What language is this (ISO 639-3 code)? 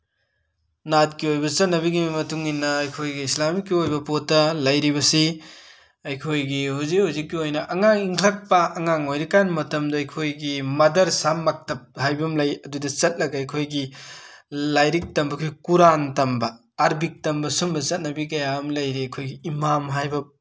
mni